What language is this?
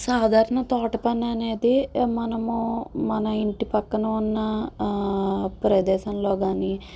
Telugu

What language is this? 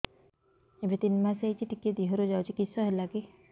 Odia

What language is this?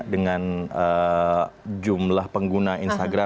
Indonesian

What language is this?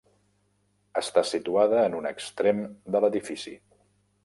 Catalan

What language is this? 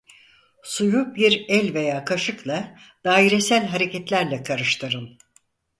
Turkish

